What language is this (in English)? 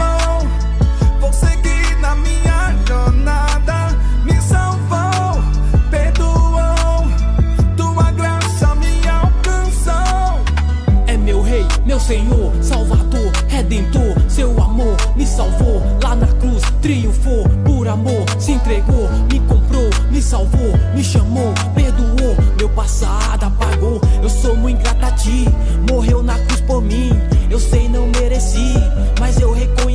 Portuguese